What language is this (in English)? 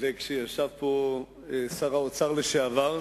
Hebrew